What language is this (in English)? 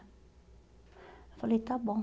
Portuguese